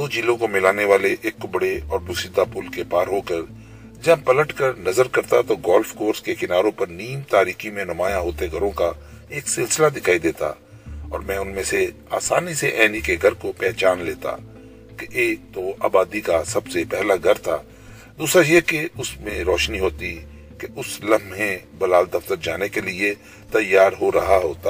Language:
Urdu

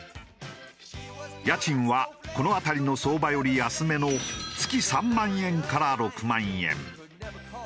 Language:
Japanese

